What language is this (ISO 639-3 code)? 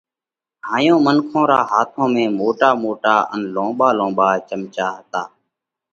kvx